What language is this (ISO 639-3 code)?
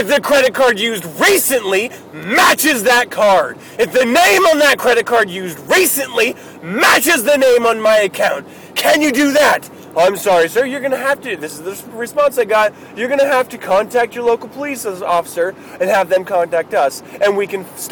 eng